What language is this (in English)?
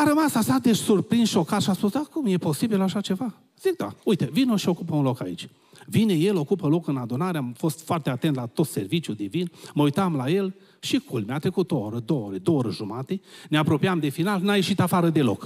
Romanian